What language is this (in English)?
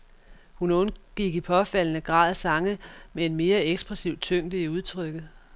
Danish